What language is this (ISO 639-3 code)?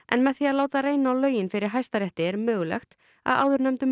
isl